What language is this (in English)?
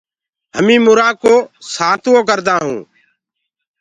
Gurgula